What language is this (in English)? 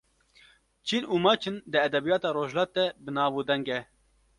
Kurdish